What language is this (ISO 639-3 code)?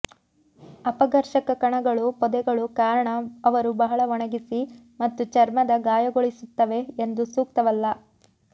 kan